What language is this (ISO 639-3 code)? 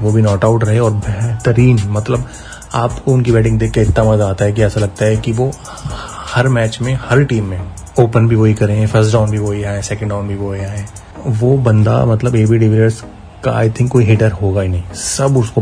hin